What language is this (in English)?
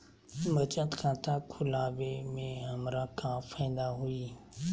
Magahi